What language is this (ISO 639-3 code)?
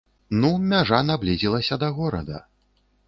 bel